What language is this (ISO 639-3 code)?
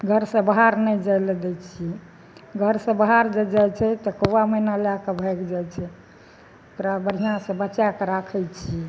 mai